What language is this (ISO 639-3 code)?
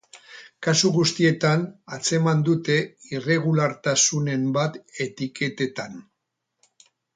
eus